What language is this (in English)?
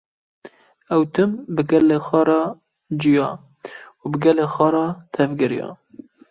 Kurdish